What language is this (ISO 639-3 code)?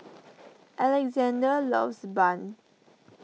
eng